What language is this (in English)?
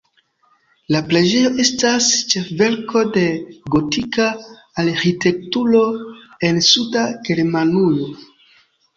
Esperanto